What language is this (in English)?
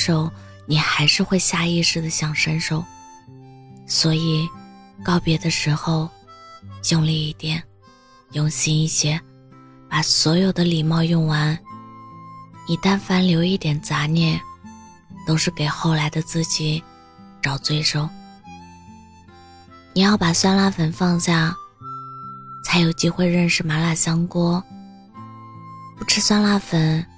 Chinese